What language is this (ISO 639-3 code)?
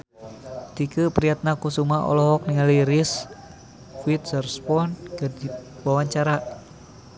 sun